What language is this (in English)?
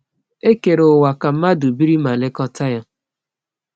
Igbo